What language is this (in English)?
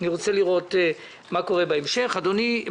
Hebrew